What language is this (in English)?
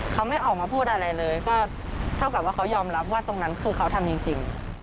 Thai